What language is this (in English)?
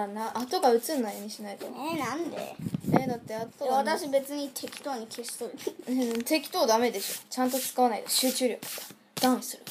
Japanese